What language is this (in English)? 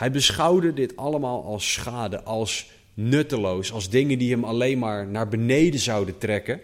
Dutch